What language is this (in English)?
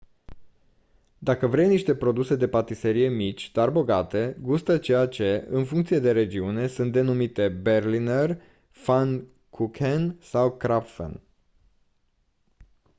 Romanian